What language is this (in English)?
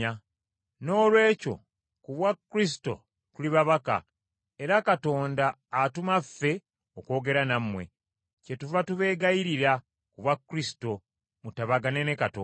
Ganda